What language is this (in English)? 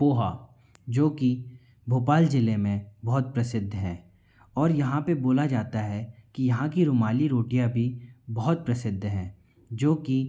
Hindi